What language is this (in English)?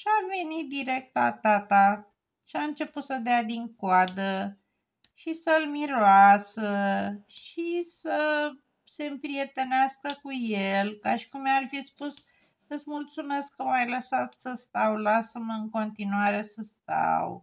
Romanian